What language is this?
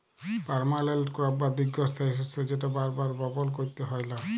Bangla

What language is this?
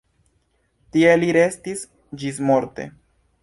Esperanto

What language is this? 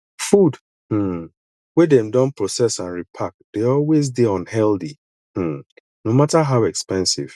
Nigerian Pidgin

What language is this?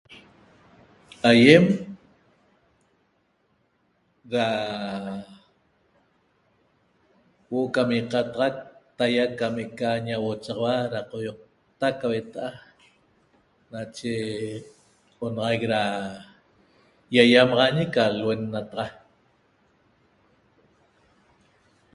Toba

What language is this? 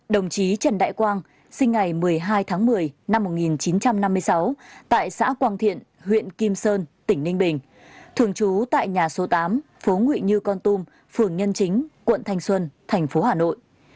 Vietnamese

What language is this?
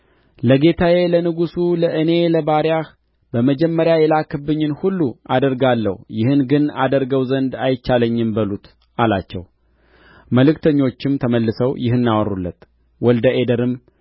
Amharic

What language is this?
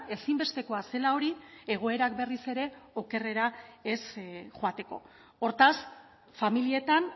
Basque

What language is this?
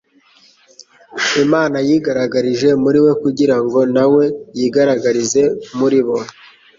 Kinyarwanda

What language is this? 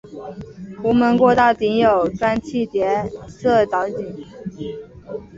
Chinese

